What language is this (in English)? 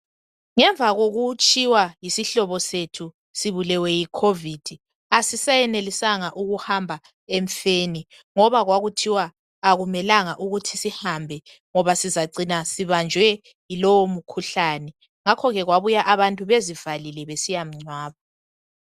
North Ndebele